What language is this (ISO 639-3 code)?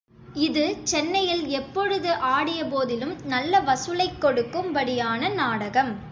tam